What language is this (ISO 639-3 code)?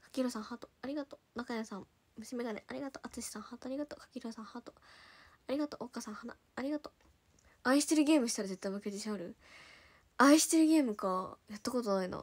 jpn